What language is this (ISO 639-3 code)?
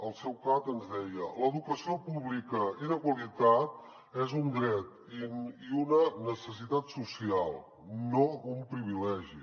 cat